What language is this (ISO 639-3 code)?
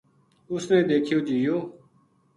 gju